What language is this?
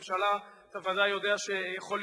Hebrew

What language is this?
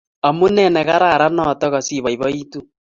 Kalenjin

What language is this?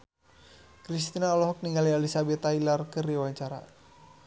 Sundanese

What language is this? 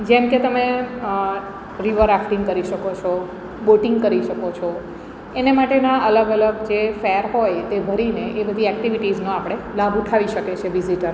Gujarati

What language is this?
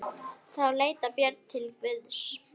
Icelandic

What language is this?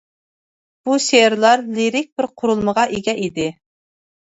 Uyghur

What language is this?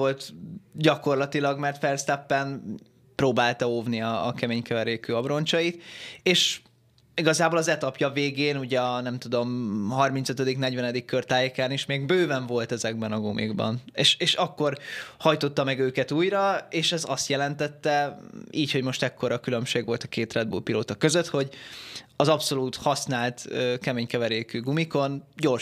Hungarian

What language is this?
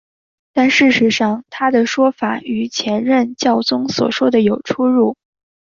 Chinese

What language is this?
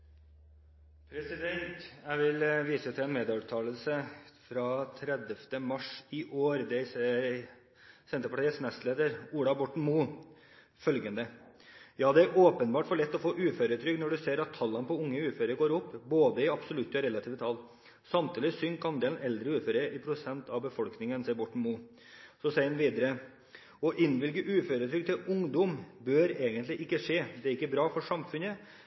Norwegian Bokmål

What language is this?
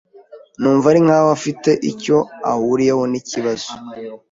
Kinyarwanda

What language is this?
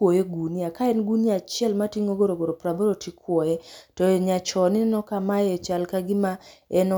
Luo (Kenya and Tanzania)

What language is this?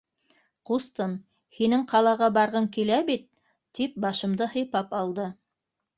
Bashkir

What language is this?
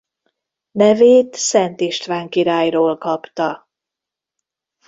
Hungarian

